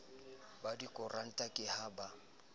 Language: Southern Sotho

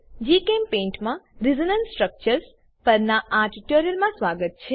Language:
Gujarati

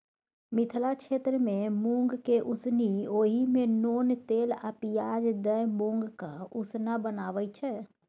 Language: Maithili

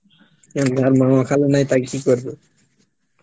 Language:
Bangla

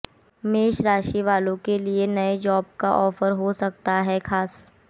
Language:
Hindi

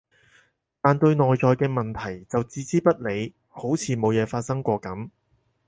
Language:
Cantonese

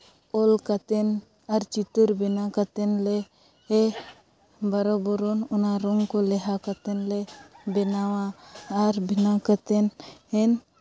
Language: Santali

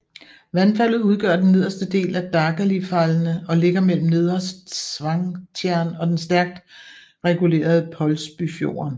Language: Danish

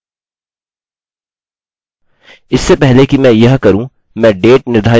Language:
Hindi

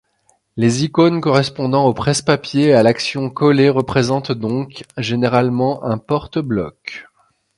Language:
French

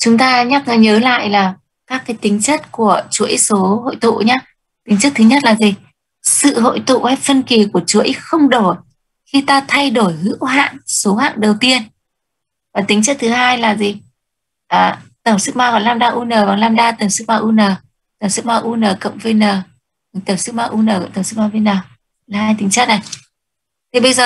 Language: Vietnamese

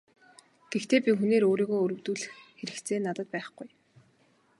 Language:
Mongolian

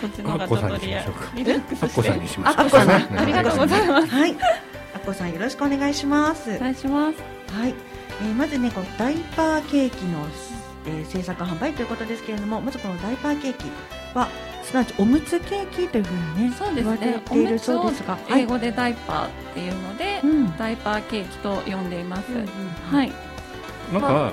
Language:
Japanese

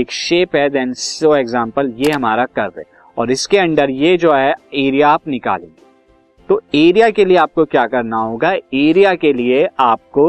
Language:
Hindi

